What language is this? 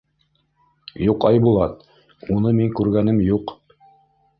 Bashkir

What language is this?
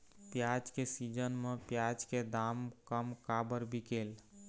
Chhattisgarhi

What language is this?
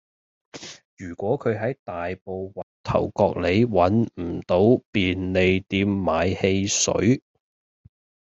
Cantonese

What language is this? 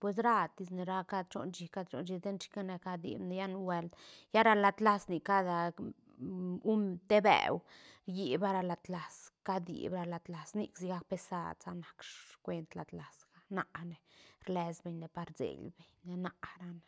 Santa Catarina Albarradas Zapotec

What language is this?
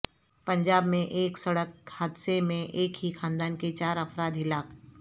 Urdu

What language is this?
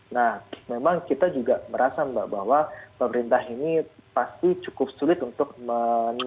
Indonesian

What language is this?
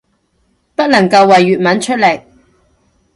Cantonese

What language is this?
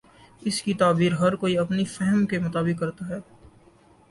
Urdu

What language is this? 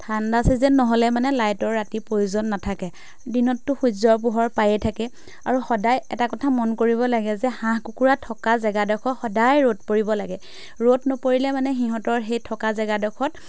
Assamese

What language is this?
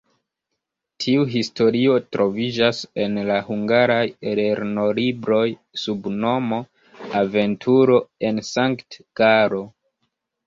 Esperanto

